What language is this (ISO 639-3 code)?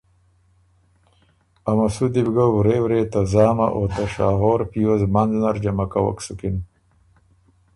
oru